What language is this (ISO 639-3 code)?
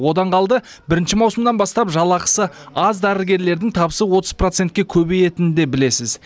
kaz